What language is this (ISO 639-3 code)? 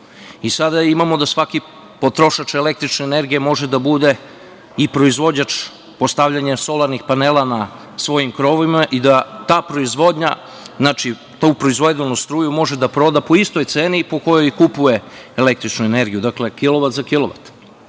srp